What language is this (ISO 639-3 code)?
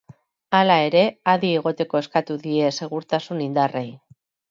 eus